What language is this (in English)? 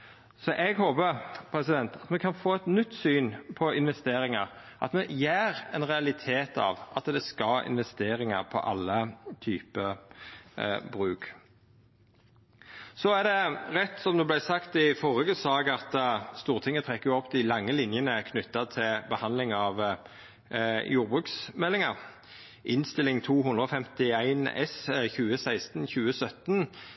Norwegian Nynorsk